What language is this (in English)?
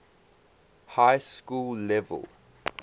English